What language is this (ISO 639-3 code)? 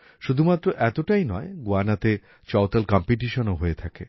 ben